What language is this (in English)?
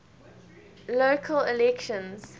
English